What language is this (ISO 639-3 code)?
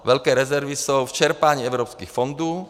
ces